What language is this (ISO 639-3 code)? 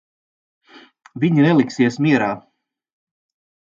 lav